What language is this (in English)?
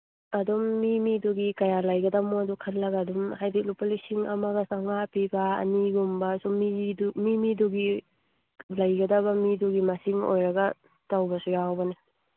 Manipuri